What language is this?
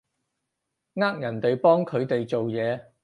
Cantonese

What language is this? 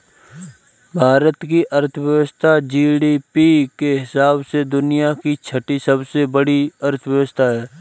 Hindi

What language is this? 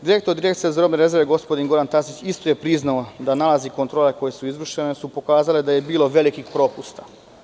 Serbian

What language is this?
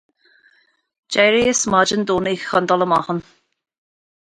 Irish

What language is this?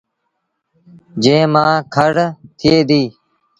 Sindhi Bhil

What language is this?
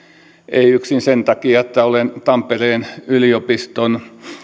Finnish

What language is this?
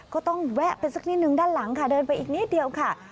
Thai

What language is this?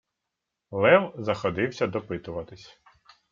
Ukrainian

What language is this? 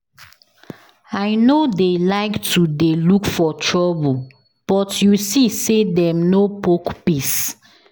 Nigerian Pidgin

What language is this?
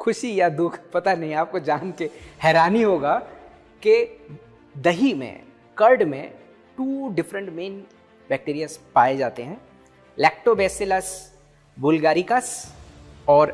Hindi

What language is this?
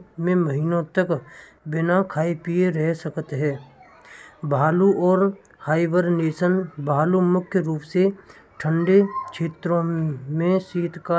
Braj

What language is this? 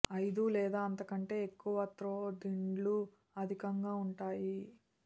Telugu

